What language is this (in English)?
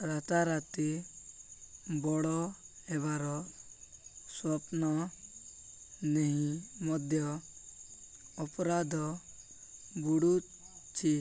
Odia